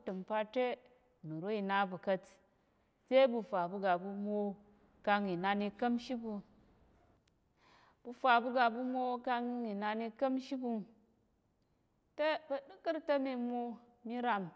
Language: Tarok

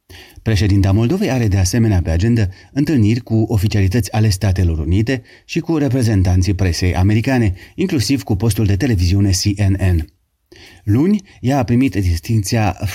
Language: Romanian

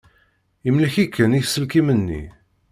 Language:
Kabyle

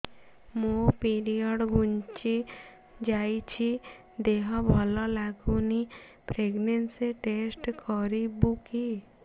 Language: Odia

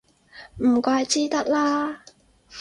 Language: Cantonese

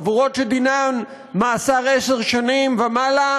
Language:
Hebrew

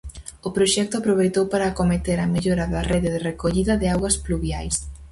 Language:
Galician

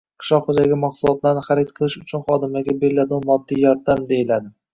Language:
Uzbek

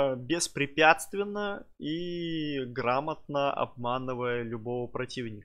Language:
Russian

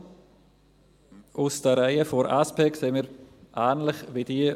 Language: Swiss German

